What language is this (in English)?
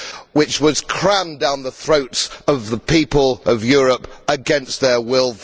English